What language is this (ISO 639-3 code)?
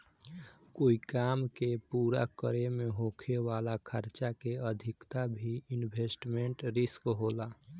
bho